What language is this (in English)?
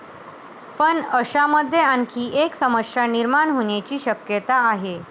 Marathi